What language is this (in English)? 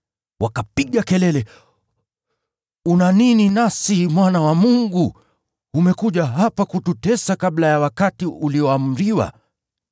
Swahili